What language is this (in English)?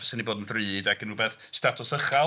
Welsh